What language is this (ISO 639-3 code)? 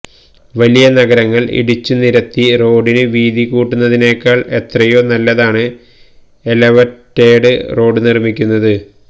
mal